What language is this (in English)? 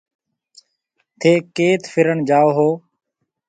Marwari (Pakistan)